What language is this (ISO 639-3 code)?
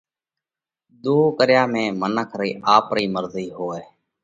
kvx